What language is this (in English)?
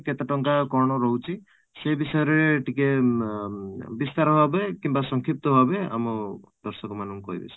Odia